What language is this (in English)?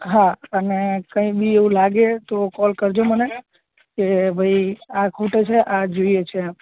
Gujarati